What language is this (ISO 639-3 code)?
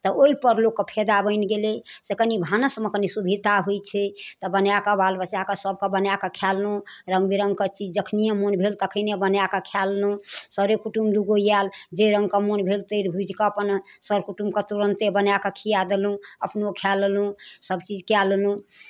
mai